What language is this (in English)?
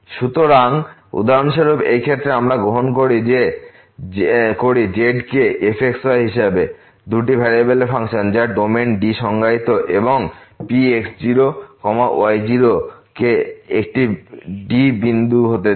Bangla